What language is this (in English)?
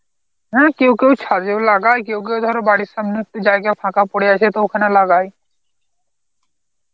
Bangla